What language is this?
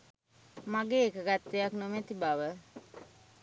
Sinhala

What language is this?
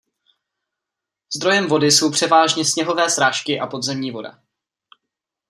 Czech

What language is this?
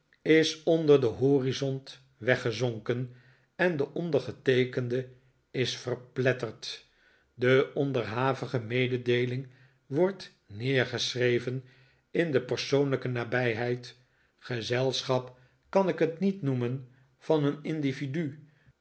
Dutch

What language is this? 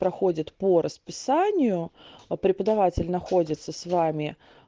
Russian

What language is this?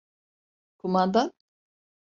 Turkish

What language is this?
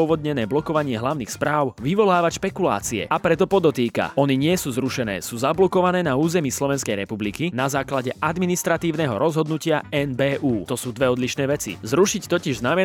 Slovak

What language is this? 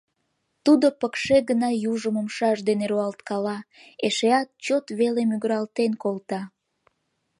Mari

